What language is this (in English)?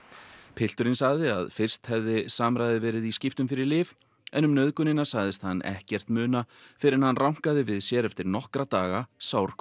Icelandic